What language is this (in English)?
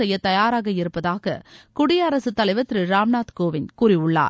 Tamil